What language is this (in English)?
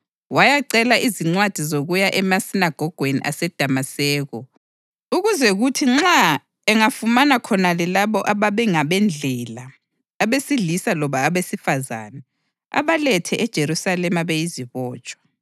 North Ndebele